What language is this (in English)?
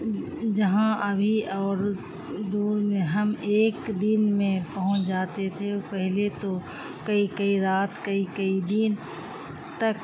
Urdu